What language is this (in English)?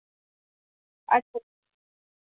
Dogri